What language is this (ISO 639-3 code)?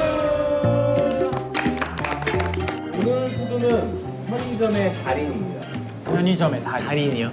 kor